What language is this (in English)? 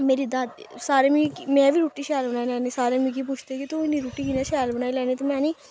Dogri